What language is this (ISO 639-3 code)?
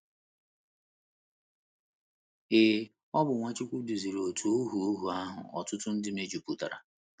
ibo